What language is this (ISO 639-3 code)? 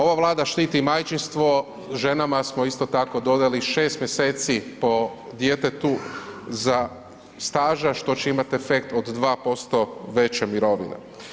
hrv